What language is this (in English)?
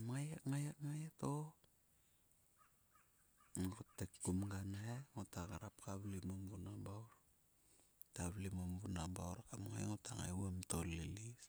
Sulka